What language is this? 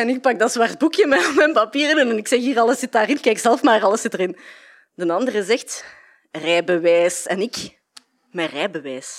Dutch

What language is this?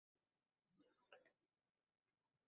Uzbek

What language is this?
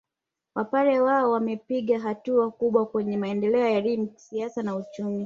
Swahili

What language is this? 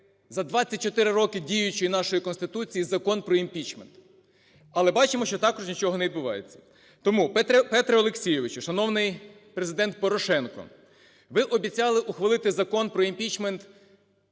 Ukrainian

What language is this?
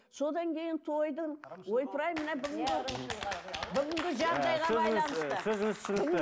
Kazakh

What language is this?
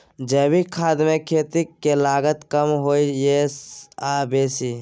Maithili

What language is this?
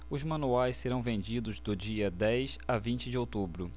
Portuguese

